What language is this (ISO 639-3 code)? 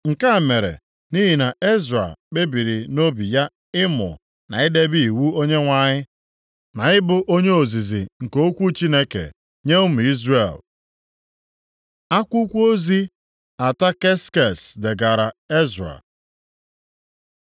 ibo